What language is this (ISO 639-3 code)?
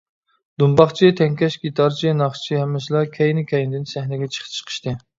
uig